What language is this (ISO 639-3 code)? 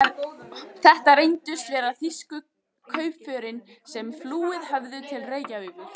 isl